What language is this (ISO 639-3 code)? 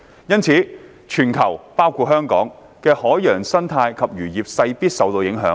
yue